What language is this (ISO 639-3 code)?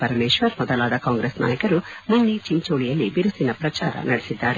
kan